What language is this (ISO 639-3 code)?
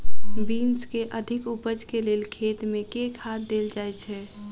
mai